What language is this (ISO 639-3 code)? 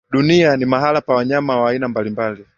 swa